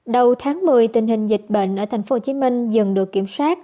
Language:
Vietnamese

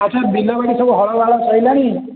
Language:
Odia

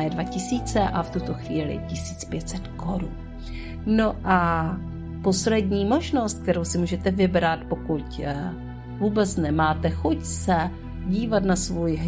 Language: Czech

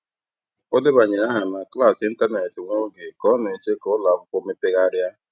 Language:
Igbo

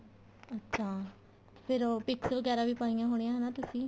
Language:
Punjabi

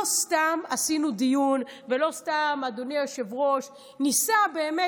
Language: Hebrew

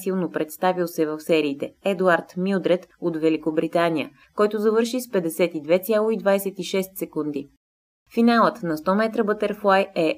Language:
Bulgarian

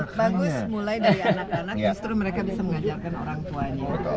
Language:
Indonesian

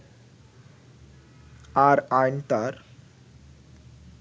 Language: Bangla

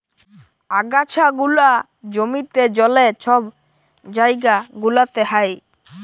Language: Bangla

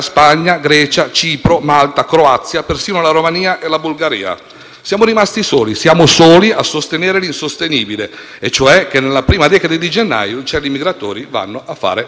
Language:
Italian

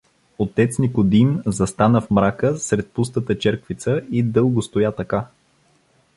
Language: Bulgarian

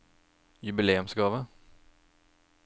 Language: Norwegian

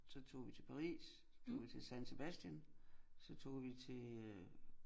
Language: Danish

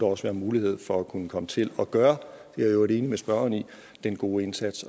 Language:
Danish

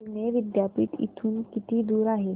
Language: Marathi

